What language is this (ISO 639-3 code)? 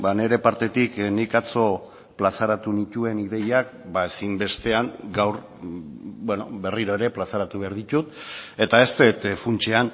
eus